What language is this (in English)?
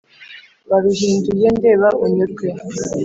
Kinyarwanda